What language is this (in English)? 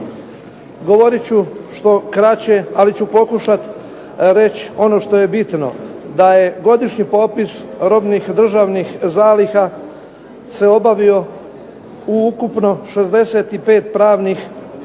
Croatian